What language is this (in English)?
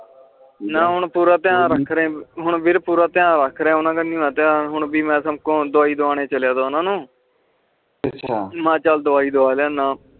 Punjabi